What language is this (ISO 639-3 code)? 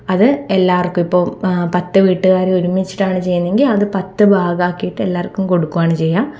mal